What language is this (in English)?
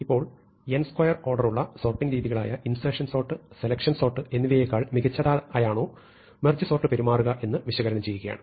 Malayalam